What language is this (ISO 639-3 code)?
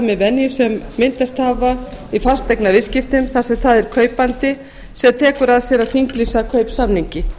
isl